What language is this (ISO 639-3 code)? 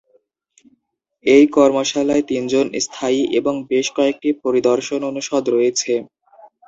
ben